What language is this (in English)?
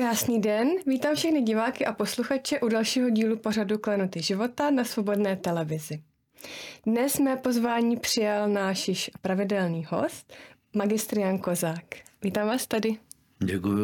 Czech